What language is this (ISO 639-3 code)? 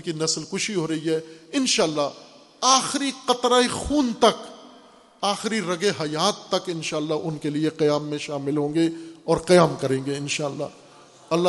urd